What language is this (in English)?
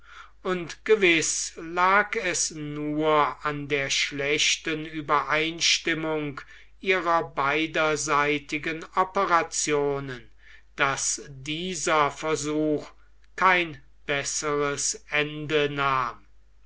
German